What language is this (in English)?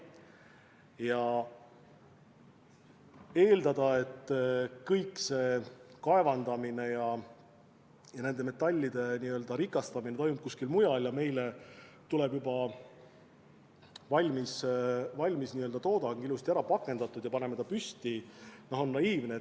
Estonian